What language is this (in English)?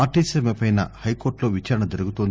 Telugu